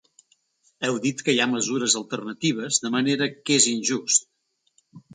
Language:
Catalan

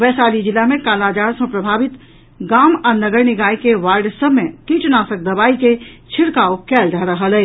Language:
Maithili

